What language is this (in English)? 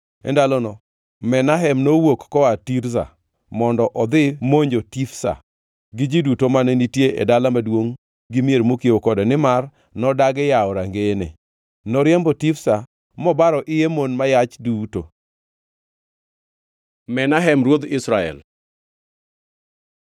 Luo (Kenya and Tanzania)